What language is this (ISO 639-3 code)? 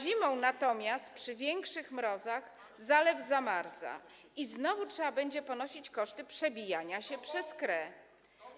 pol